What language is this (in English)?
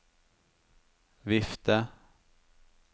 Norwegian